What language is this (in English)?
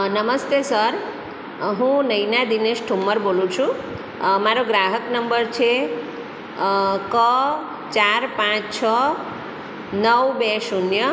Gujarati